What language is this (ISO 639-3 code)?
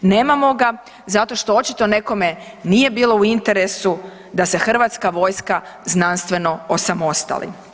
hrv